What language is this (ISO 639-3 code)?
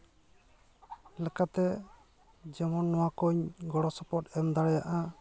sat